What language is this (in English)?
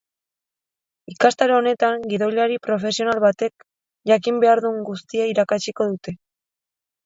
Basque